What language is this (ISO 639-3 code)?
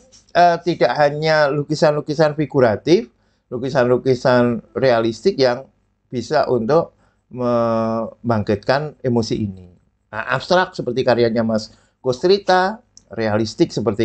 ind